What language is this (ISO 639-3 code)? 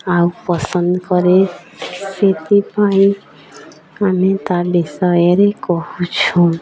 ori